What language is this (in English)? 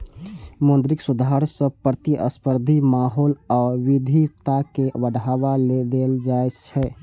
Maithili